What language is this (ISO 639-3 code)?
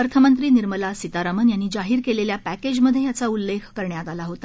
mar